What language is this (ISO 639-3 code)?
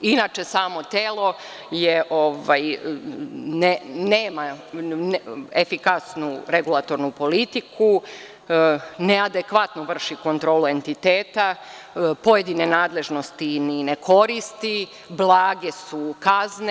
srp